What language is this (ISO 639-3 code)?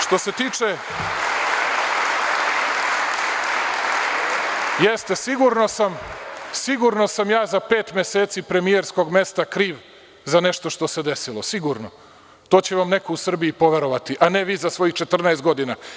srp